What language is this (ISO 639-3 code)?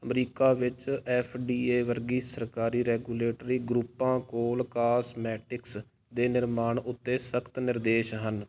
pan